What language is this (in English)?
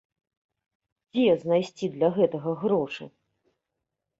Belarusian